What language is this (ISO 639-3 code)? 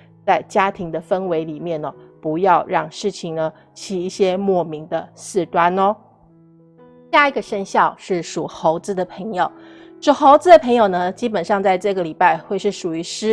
zho